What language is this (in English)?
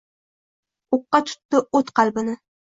Uzbek